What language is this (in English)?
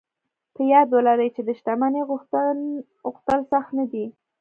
Pashto